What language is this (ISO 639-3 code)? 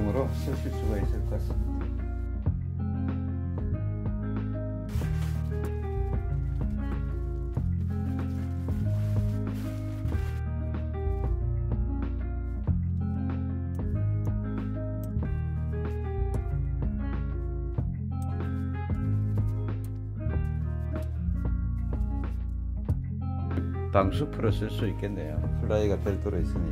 kor